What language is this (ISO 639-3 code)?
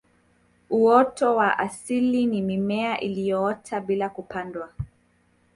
swa